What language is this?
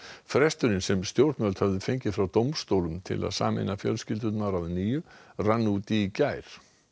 Icelandic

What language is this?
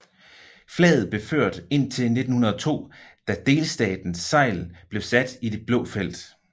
Danish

